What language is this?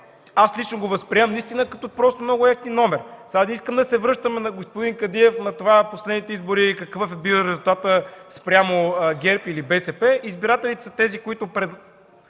Bulgarian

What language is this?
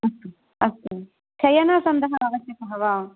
Sanskrit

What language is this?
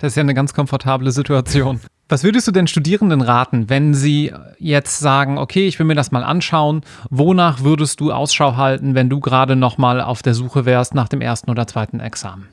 German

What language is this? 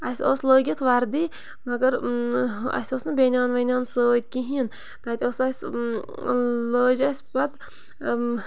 Kashmiri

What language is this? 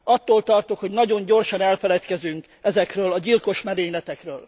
Hungarian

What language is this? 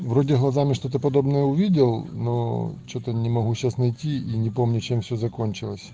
Russian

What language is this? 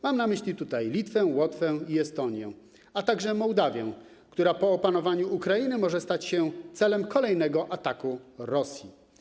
Polish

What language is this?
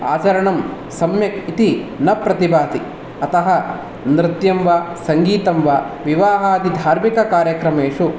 Sanskrit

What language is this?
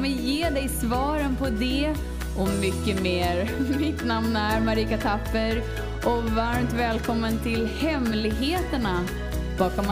Swedish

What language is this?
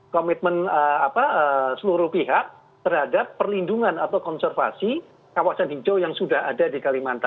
Indonesian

